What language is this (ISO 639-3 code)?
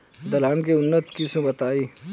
bho